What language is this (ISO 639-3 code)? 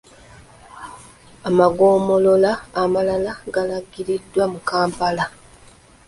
lug